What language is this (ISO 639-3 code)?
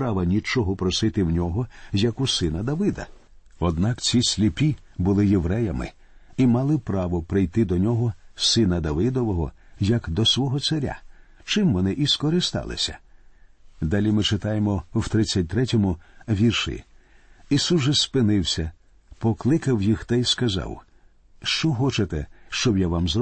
ukr